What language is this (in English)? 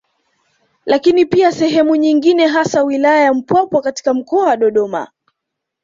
Swahili